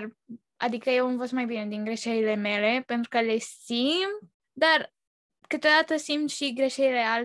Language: Romanian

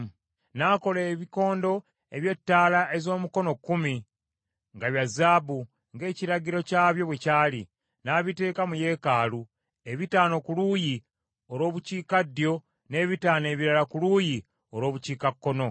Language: Ganda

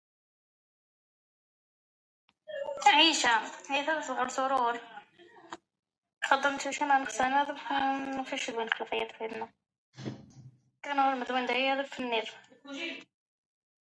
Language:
French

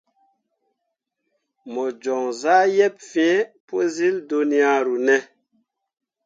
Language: Mundang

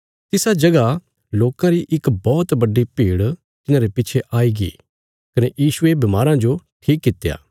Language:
Bilaspuri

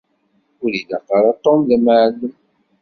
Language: Kabyle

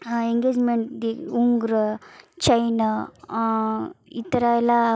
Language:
Kannada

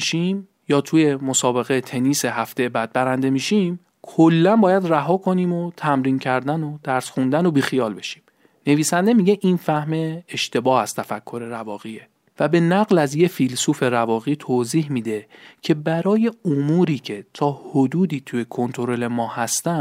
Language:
Persian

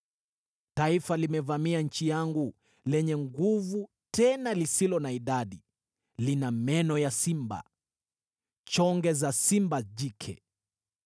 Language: Swahili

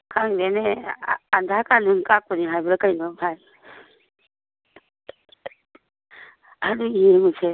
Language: Manipuri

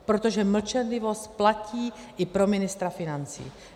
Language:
Czech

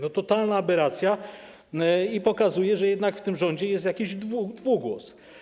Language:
Polish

